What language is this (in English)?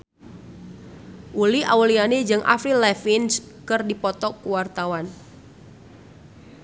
Sundanese